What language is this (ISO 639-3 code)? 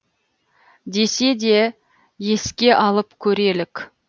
kaz